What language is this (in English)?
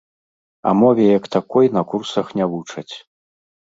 Belarusian